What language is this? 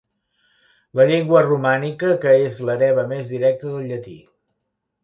Catalan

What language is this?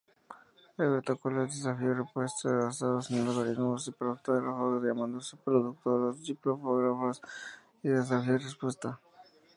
Spanish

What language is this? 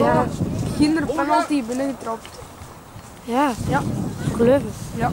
Dutch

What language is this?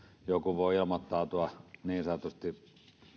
Finnish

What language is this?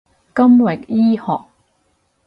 Cantonese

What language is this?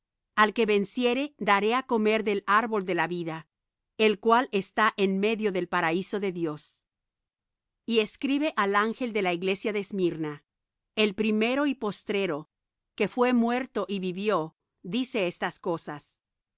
Spanish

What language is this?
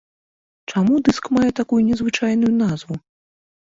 Belarusian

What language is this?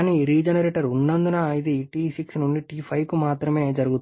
Telugu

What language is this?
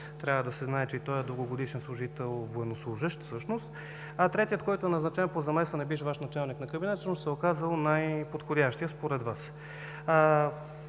Bulgarian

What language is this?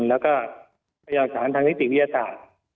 Thai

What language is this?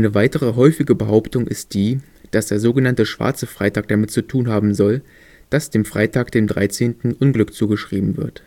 German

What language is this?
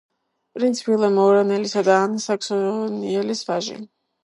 Georgian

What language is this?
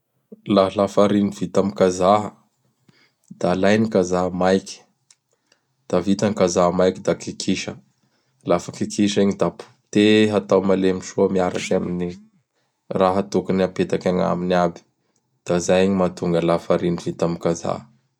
Bara Malagasy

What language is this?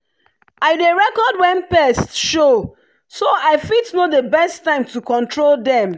Nigerian Pidgin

